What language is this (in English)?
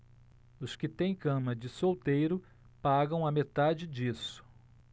Portuguese